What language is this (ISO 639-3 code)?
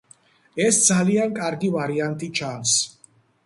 kat